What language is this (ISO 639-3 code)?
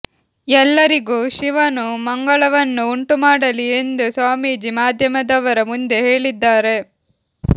kan